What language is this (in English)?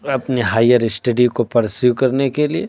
Urdu